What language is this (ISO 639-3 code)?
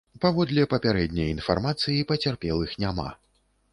bel